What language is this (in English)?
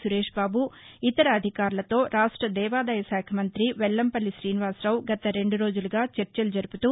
Telugu